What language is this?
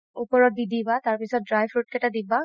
Assamese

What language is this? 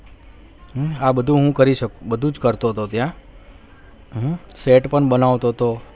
Gujarati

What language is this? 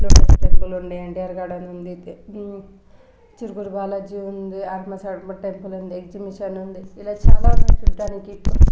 Telugu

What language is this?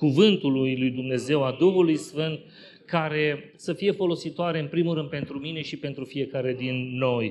Romanian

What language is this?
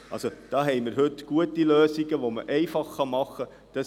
Swiss German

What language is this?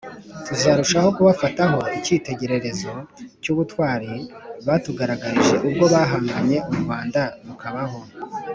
Kinyarwanda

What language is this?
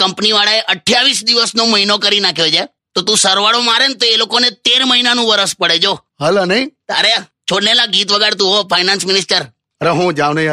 Hindi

